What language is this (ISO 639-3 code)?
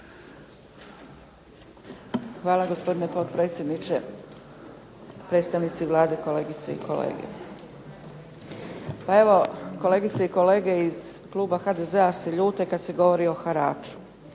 hrv